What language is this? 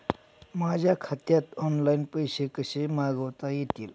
Marathi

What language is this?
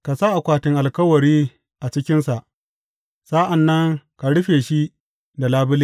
Hausa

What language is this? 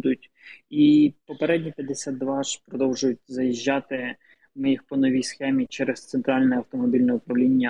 Ukrainian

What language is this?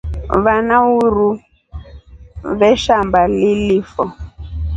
Rombo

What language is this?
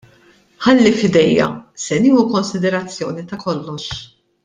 Maltese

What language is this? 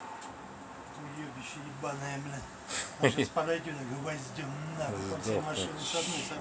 Russian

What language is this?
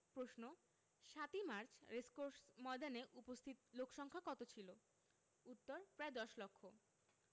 Bangla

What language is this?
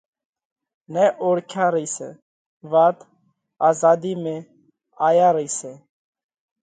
Parkari Koli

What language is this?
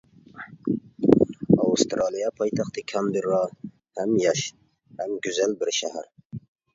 Uyghur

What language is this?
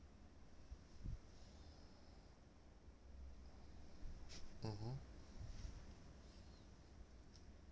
English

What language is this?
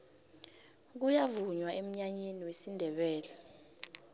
South Ndebele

